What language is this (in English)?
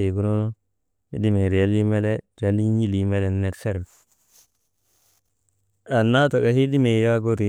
Maba